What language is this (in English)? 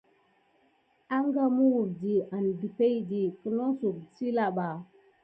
Gidar